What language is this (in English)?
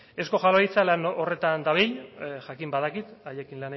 Basque